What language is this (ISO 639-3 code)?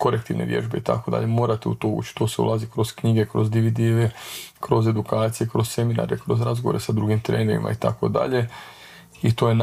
hrv